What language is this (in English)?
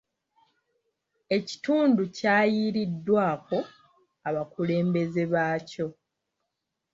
Ganda